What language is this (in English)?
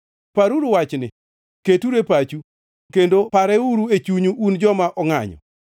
Luo (Kenya and Tanzania)